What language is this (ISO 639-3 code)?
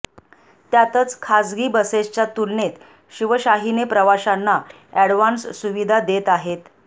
mar